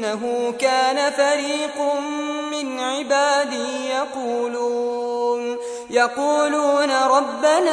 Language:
Arabic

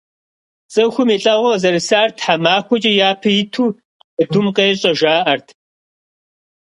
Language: Kabardian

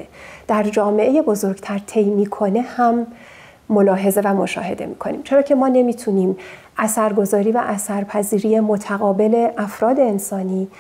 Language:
Persian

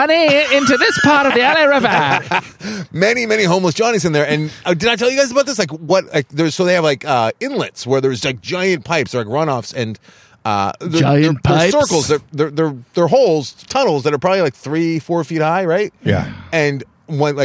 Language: English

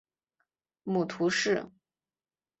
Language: Chinese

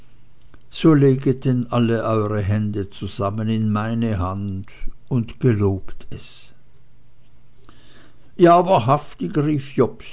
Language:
German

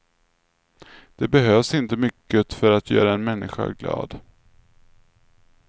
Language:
Swedish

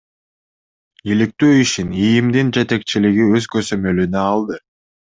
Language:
Kyrgyz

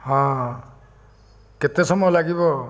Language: Odia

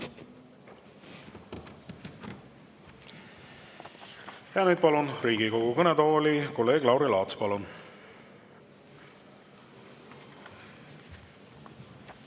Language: Estonian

